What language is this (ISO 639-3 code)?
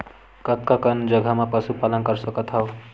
hne